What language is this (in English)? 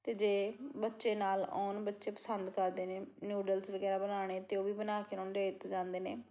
Punjabi